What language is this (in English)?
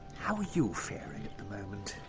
English